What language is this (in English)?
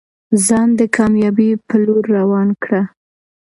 Pashto